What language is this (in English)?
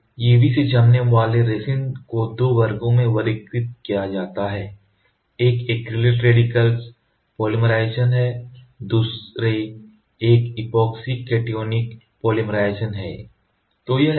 Hindi